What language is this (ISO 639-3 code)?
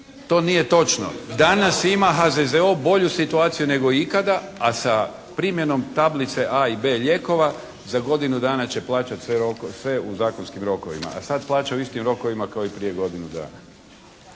hrv